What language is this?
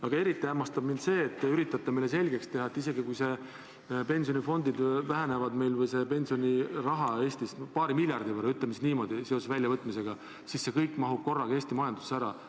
Estonian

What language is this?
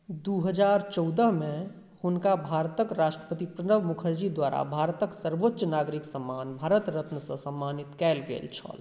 Maithili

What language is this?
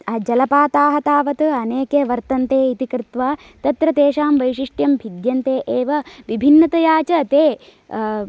Sanskrit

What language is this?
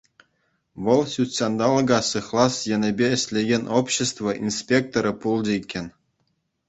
Chuvash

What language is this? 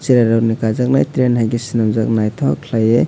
Kok Borok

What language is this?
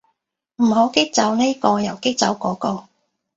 Cantonese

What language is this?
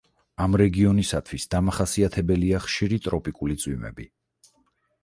Georgian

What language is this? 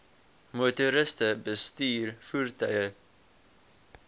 Afrikaans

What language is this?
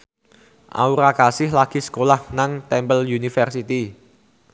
Javanese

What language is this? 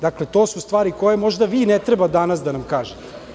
Serbian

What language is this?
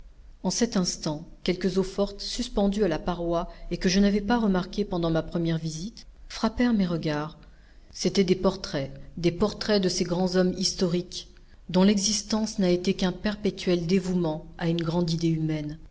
French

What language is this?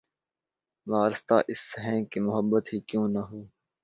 Urdu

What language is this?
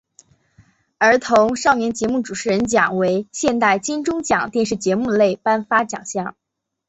Chinese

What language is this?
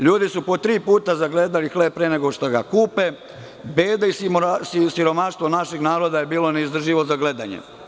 Serbian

